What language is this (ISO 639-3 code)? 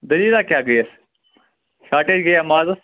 kas